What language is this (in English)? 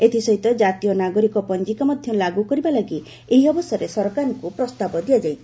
Odia